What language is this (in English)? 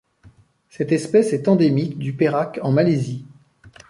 French